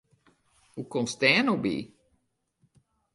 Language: Western Frisian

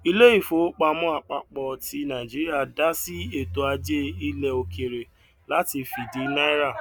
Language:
Yoruba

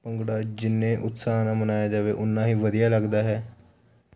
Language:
Punjabi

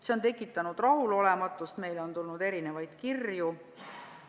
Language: Estonian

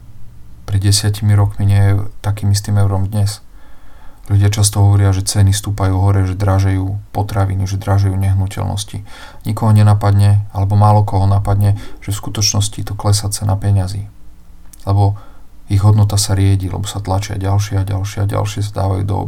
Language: Slovak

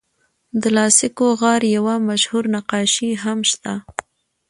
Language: Pashto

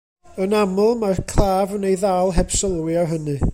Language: Welsh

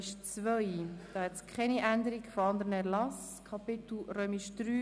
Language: Swiss German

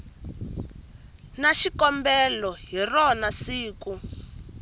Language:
Tsonga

